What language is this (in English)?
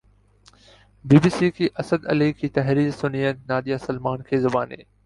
Urdu